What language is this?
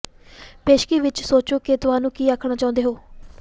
Punjabi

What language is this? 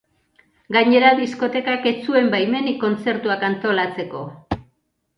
Basque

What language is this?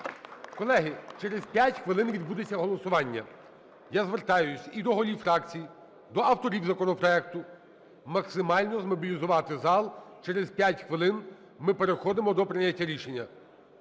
Ukrainian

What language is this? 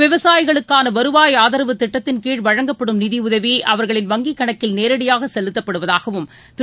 Tamil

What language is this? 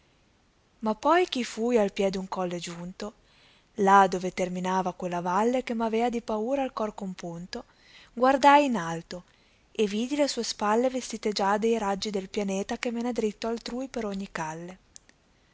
Italian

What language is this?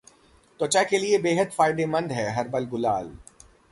Hindi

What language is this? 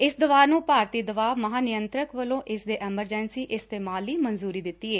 Punjabi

